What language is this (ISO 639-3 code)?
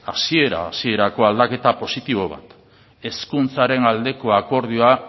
eus